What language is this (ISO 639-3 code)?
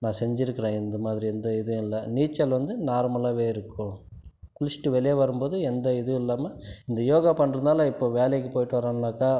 tam